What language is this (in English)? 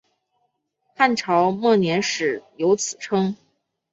Chinese